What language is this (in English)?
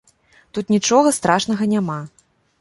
Belarusian